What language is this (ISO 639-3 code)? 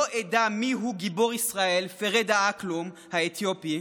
heb